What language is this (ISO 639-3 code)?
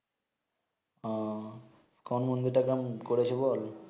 ben